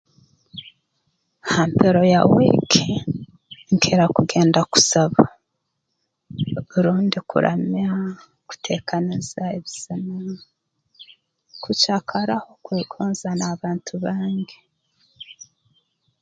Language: Tooro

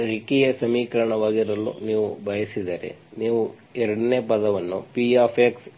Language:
Kannada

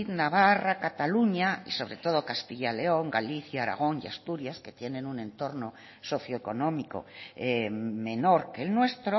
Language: Spanish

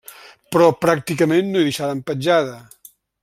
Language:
Catalan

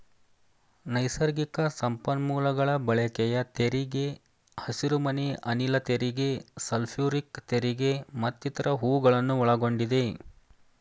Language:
Kannada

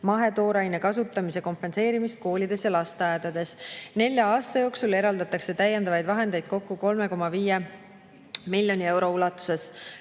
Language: Estonian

